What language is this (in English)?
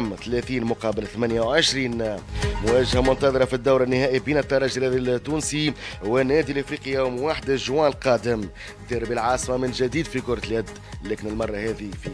Arabic